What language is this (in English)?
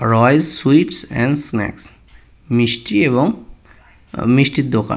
Bangla